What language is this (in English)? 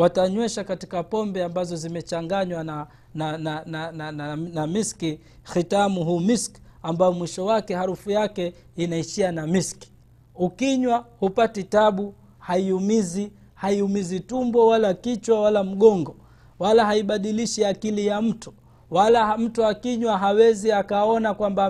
Swahili